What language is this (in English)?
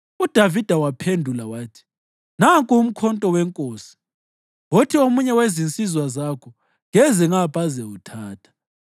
North Ndebele